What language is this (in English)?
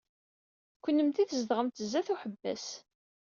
Kabyle